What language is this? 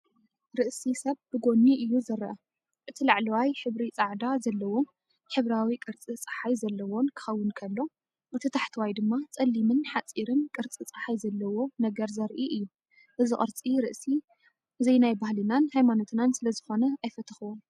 Tigrinya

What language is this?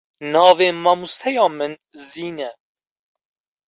Kurdish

